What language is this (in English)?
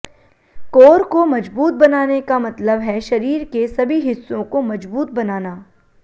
Hindi